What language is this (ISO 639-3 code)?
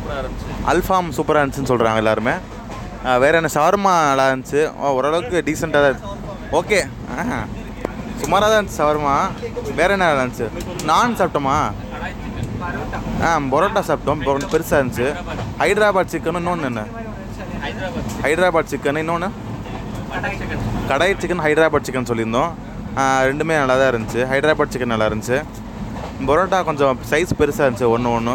tam